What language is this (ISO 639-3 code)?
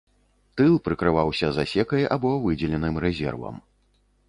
bel